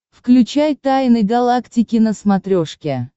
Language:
Russian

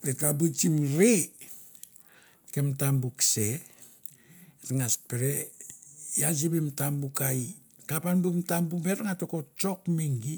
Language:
Mandara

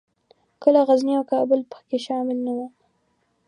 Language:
Pashto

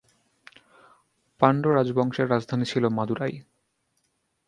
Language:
Bangla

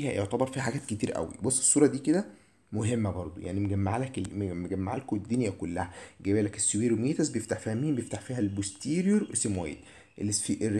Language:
Arabic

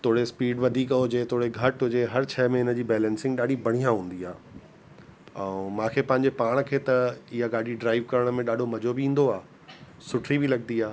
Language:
Sindhi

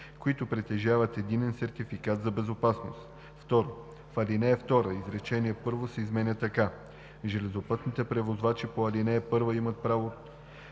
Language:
Bulgarian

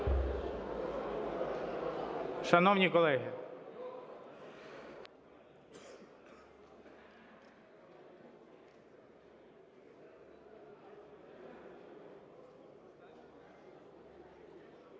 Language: Ukrainian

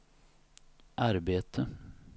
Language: Swedish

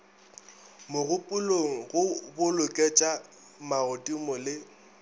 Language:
Northern Sotho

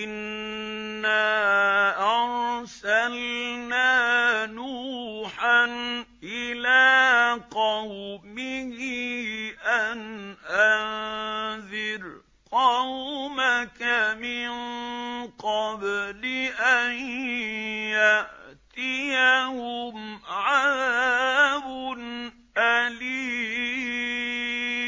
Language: Arabic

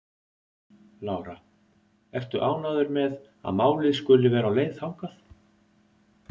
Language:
Icelandic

